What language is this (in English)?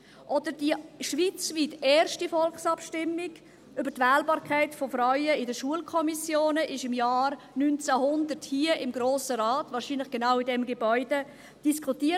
Swiss German